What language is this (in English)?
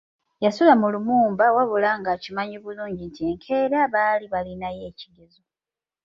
Ganda